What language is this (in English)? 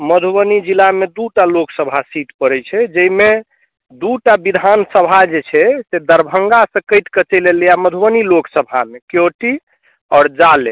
Maithili